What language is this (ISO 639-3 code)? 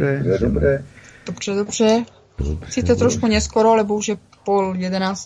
ces